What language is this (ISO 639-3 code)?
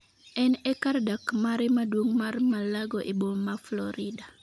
luo